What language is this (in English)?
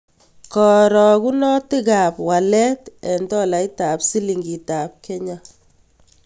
Kalenjin